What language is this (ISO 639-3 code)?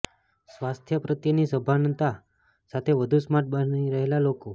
guj